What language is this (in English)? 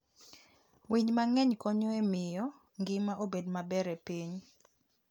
Luo (Kenya and Tanzania)